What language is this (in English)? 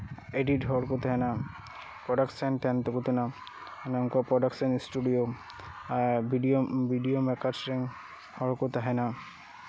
Santali